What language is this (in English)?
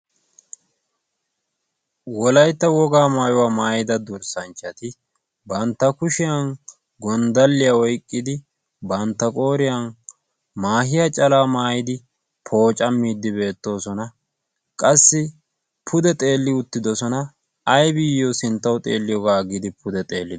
Wolaytta